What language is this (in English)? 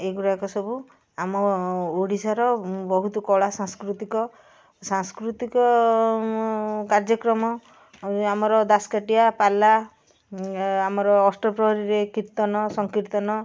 Odia